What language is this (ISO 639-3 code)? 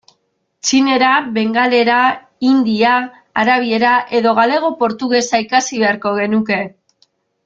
eus